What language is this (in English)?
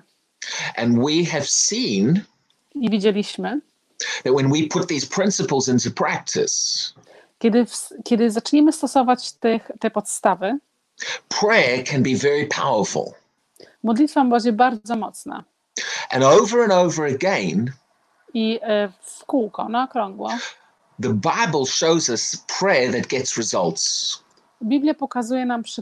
Polish